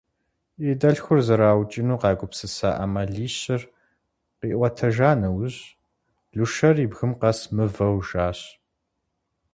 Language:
Kabardian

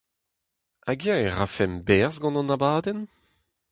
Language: Breton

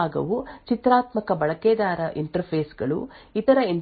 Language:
Kannada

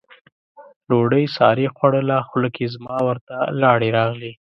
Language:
Pashto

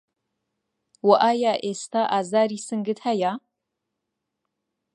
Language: Central Kurdish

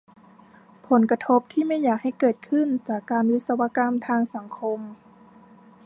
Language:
Thai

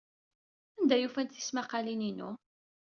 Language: Kabyle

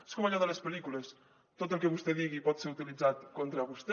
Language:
Catalan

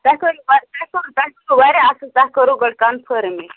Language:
Kashmiri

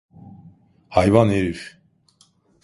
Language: Turkish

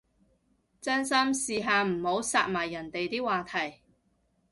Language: Cantonese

